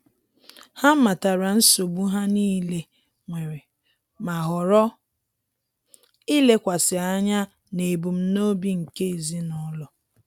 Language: Igbo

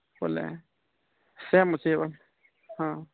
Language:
Odia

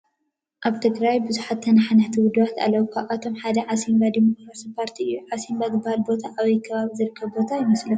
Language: Tigrinya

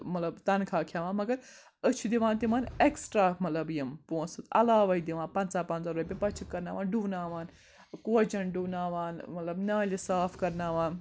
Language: Kashmiri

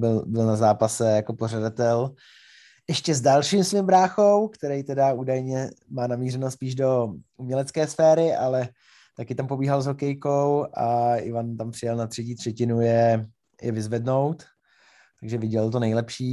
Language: Czech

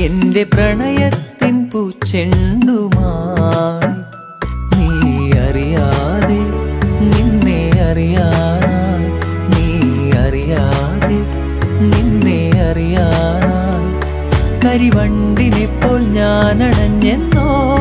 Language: Malayalam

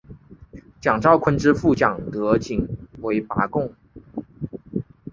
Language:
Chinese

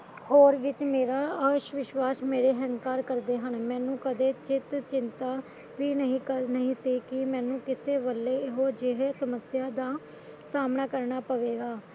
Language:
Punjabi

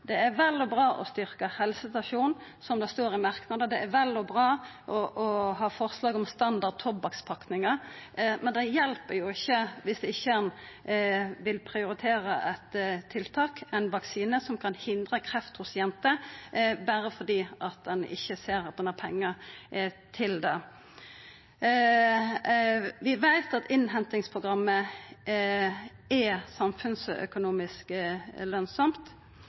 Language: Norwegian Nynorsk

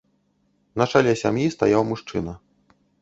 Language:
Belarusian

